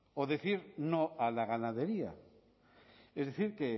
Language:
Spanish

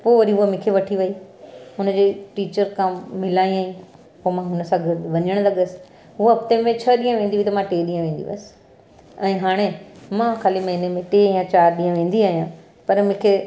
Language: Sindhi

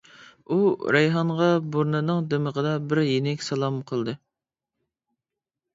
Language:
Uyghur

